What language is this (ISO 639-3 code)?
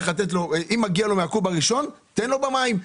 heb